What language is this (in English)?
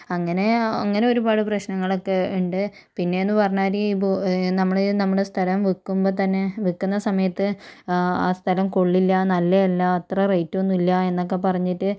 Malayalam